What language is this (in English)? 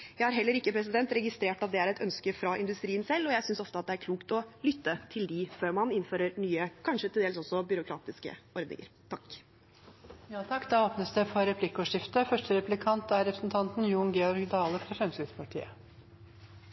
Norwegian